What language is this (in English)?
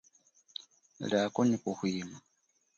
Chokwe